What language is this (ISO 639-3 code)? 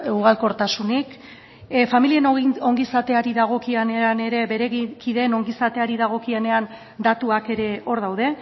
eus